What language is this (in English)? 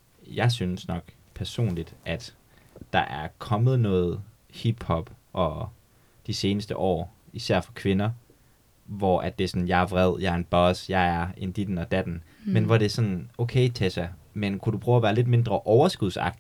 Danish